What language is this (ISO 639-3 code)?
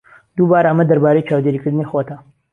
ckb